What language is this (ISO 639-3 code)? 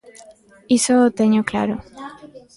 glg